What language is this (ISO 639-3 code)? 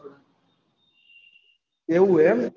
guj